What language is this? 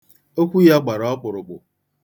Igbo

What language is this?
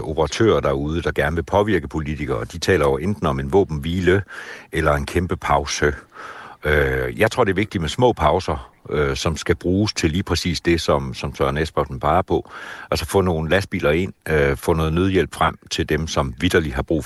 Danish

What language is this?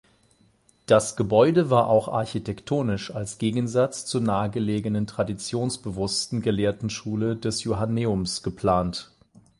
German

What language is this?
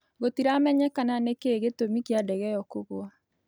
Kikuyu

